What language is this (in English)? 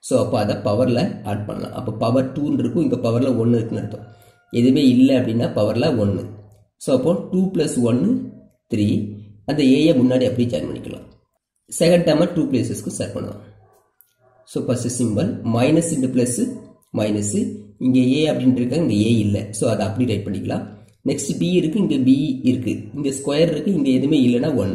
Romanian